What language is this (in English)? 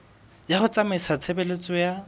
Southern Sotho